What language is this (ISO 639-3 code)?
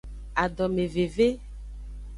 ajg